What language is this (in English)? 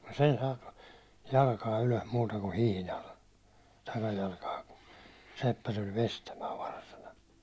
Finnish